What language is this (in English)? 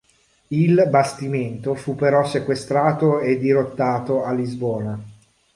Italian